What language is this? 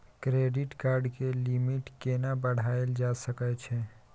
Maithili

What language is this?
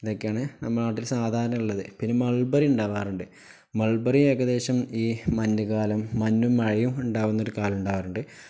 Malayalam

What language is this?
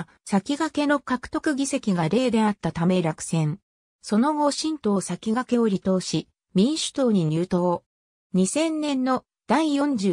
Japanese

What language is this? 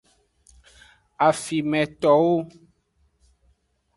Aja (Benin)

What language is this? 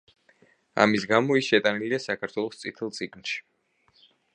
Georgian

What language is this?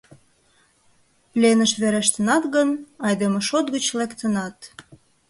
Mari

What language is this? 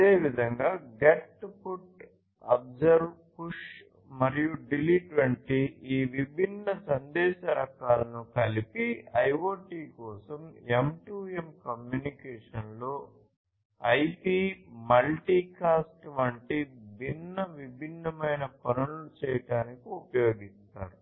Telugu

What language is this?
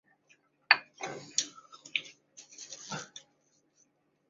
Chinese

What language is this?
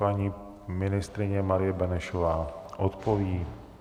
Czech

